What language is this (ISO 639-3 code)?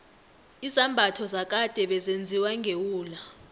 nbl